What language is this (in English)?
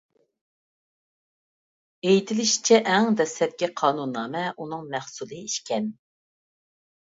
Uyghur